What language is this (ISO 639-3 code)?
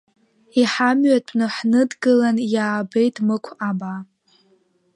abk